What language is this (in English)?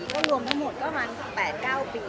Thai